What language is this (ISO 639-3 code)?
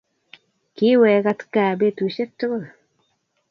kln